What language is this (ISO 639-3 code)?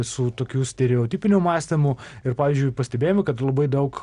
lit